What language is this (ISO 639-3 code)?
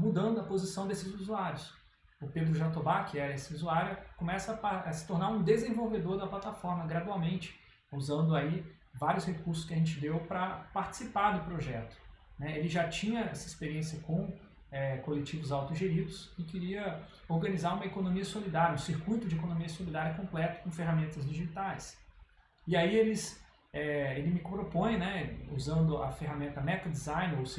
por